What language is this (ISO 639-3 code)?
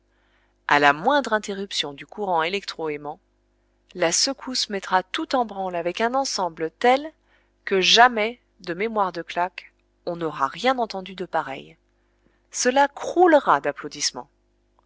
fra